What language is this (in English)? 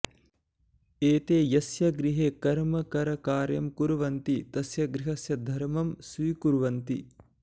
Sanskrit